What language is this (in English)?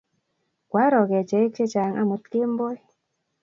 Kalenjin